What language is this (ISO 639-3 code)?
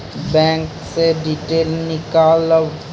mai